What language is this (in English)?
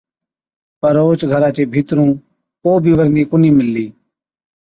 Od